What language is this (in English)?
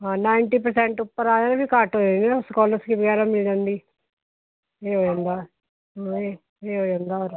Punjabi